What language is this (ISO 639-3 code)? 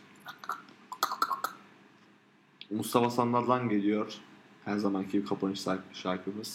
tur